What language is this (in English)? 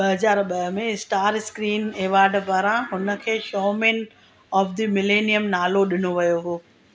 Sindhi